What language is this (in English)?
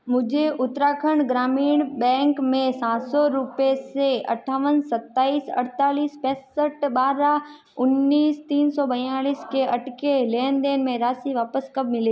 Hindi